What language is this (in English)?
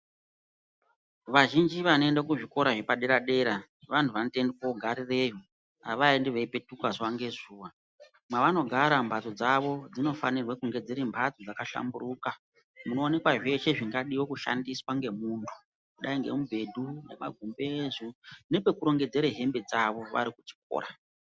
Ndau